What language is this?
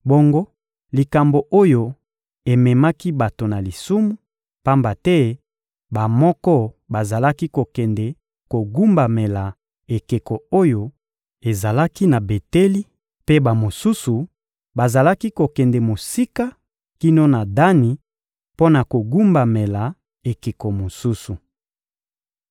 Lingala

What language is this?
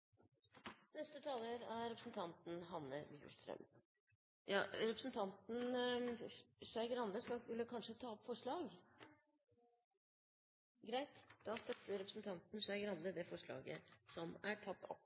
Norwegian Nynorsk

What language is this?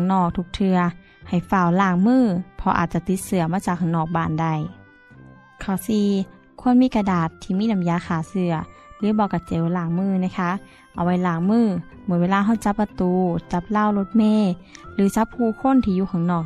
Thai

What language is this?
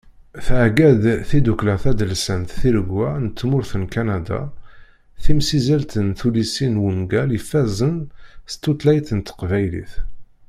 Kabyle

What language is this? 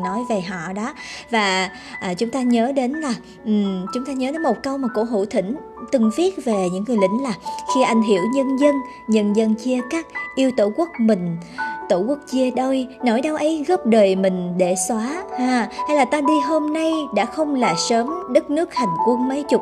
Vietnamese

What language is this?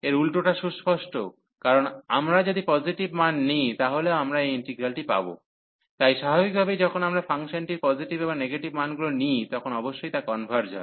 Bangla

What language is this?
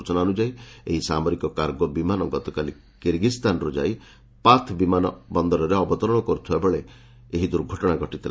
Odia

